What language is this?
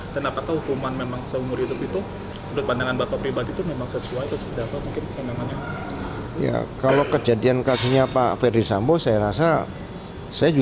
Indonesian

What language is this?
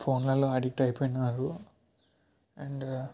Telugu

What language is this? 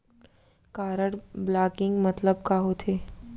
Chhattisgarhi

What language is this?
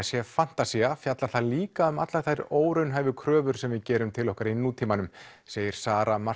Icelandic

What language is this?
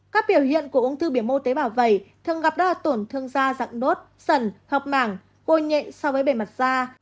Vietnamese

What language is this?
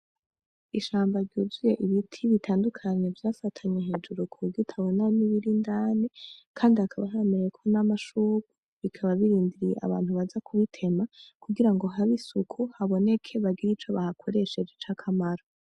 Rundi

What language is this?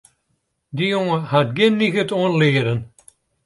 Western Frisian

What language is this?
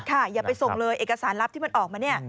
Thai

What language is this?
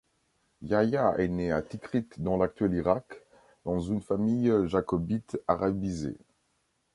French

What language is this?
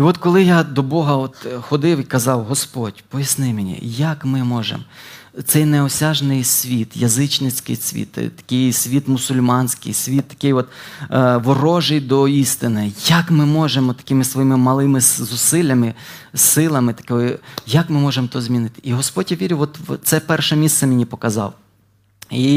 Ukrainian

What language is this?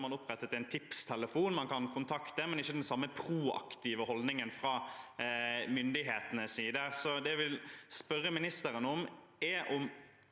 Norwegian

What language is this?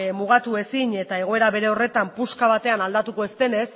Basque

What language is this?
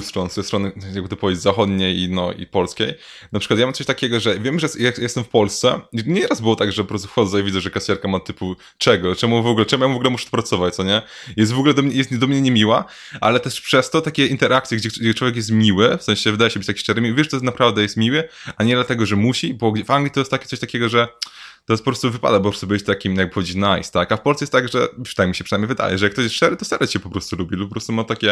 Polish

